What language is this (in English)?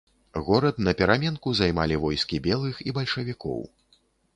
Belarusian